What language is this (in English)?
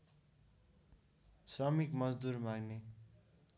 Nepali